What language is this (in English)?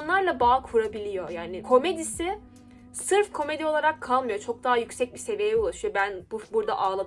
Turkish